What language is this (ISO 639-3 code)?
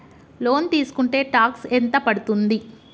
tel